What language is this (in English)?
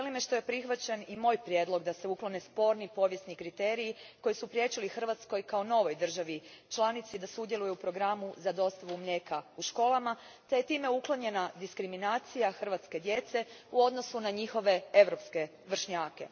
Croatian